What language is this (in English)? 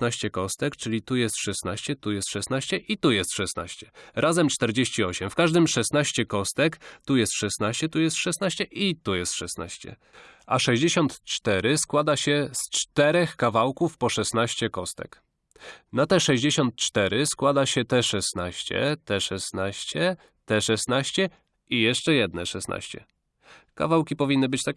Polish